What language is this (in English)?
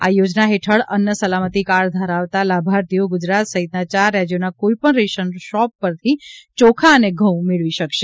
Gujarati